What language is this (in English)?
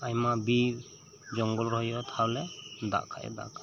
Santali